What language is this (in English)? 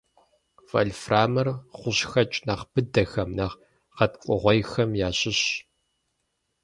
Kabardian